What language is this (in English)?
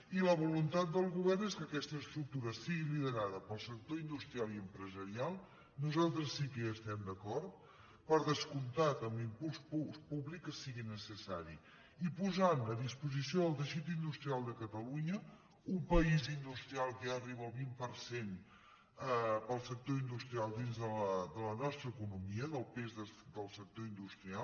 Catalan